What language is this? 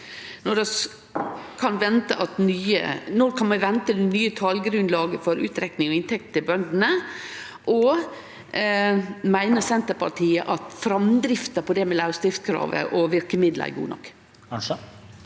Norwegian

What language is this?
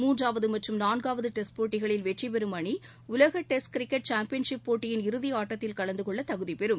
Tamil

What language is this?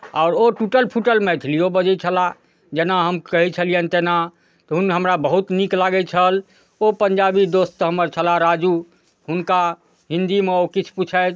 Maithili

